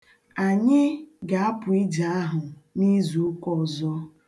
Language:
Igbo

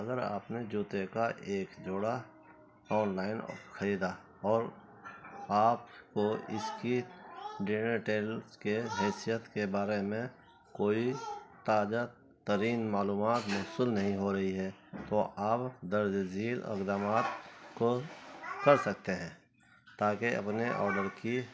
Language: Urdu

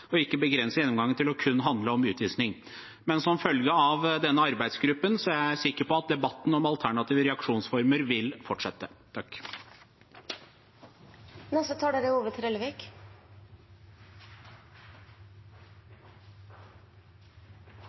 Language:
Norwegian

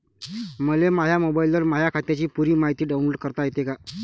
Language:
Marathi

